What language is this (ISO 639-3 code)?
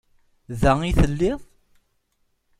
kab